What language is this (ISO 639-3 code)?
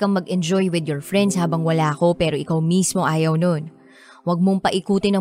fil